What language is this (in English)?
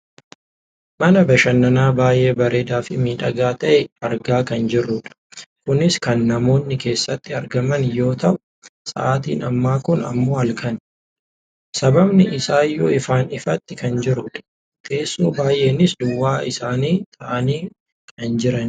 Oromo